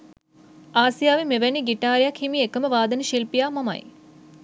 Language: Sinhala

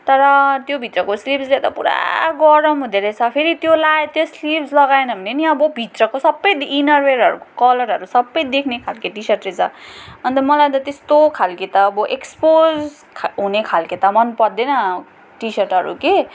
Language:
Nepali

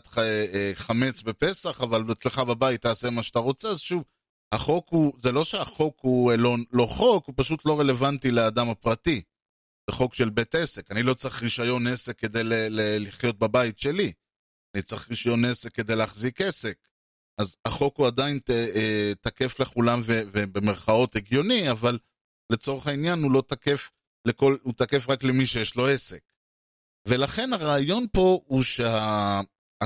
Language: Hebrew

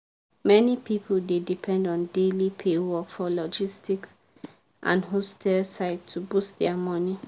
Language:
Nigerian Pidgin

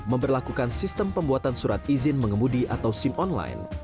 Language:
Indonesian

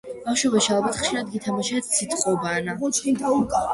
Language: Georgian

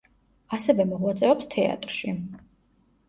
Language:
Georgian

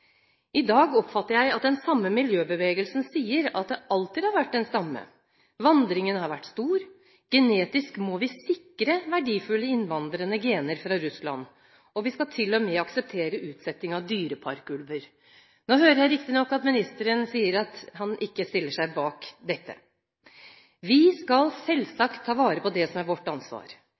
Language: Norwegian Bokmål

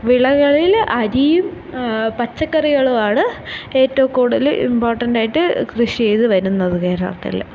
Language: Malayalam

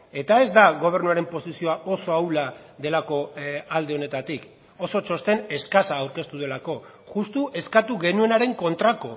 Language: Basque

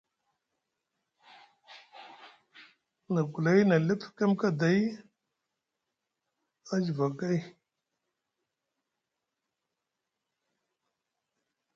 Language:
Musgu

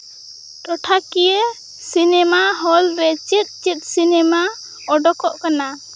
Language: Santali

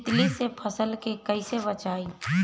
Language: Bhojpuri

